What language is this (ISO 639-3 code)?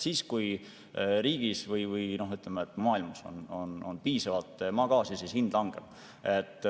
est